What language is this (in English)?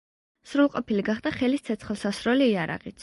Georgian